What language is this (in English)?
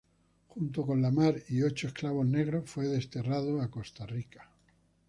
Spanish